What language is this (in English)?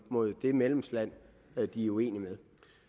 Danish